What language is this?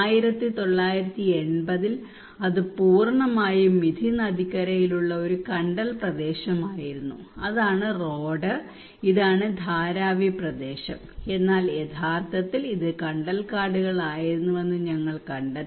Malayalam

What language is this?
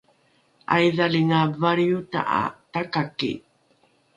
Rukai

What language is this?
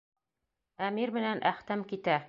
Bashkir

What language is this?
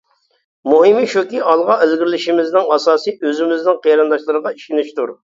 Uyghur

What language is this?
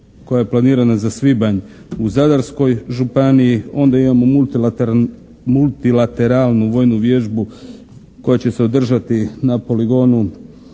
Croatian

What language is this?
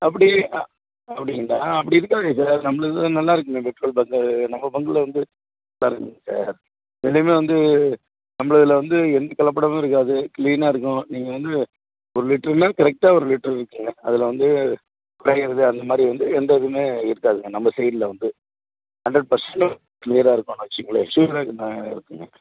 Tamil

